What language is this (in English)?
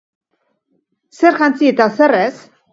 Basque